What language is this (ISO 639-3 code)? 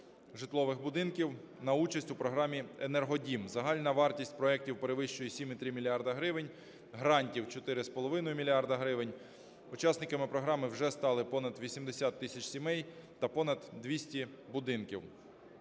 ukr